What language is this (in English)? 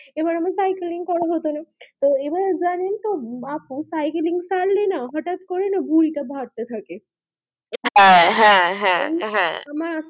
Bangla